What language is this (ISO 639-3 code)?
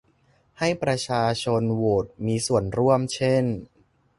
tha